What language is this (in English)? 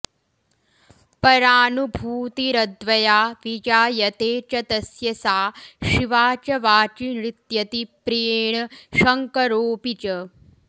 Sanskrit